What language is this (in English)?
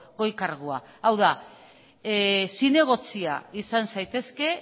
Basque